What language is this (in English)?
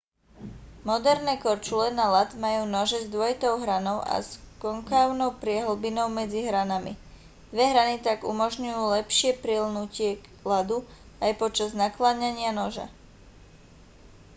Slovak